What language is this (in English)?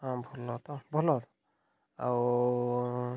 Odia